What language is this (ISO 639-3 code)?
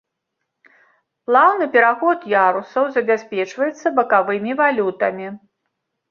bel